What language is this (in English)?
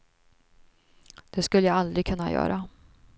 Swedish